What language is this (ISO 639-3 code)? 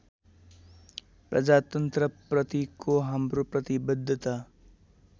nep